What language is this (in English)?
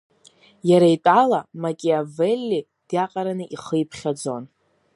Abkhazian